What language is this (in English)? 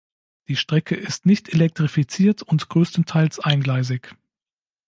German